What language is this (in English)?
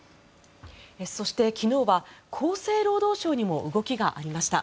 Japanese